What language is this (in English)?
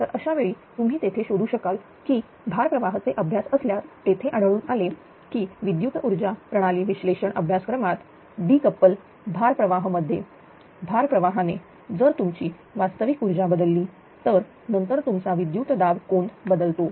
Marathi